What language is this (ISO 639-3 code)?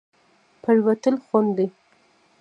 pus